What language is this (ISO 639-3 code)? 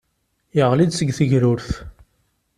kab